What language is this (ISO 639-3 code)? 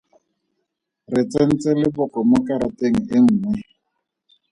tsn